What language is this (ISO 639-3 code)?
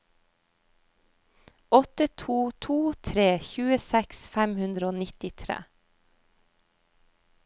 nor